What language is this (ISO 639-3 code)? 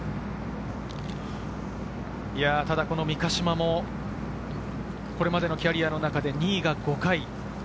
jpn